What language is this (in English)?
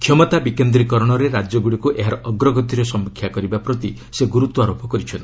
Odia